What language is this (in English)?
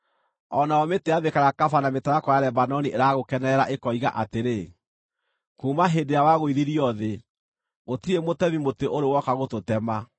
Kikuyu